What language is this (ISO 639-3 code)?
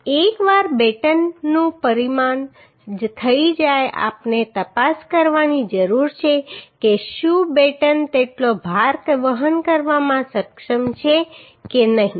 guj